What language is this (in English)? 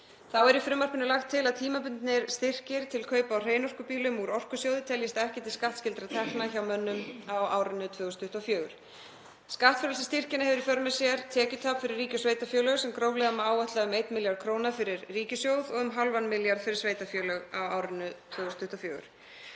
Icelandic